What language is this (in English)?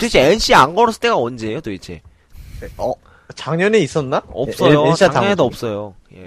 Korean